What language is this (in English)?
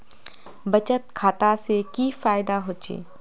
Magahi